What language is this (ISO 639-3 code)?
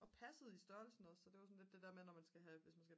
dan